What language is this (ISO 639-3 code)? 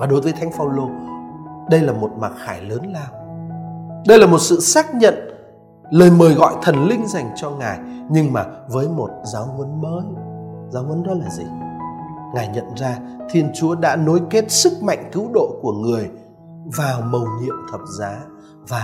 vie